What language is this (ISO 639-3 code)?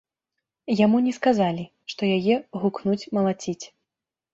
bel